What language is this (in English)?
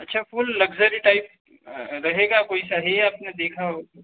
Hindi